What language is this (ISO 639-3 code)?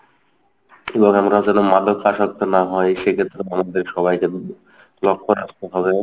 ben